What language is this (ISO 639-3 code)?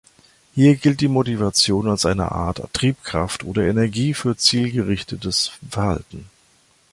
deu